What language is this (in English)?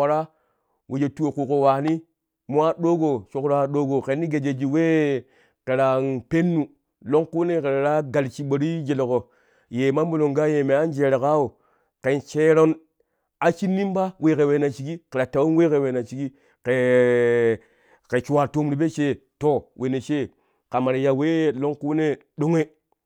Kushi